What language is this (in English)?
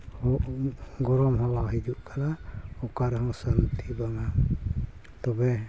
Santali